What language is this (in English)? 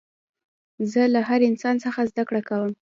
Pashto